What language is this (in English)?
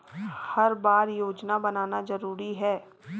Chhattisgarhi